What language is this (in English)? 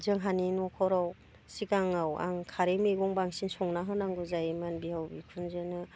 Bodo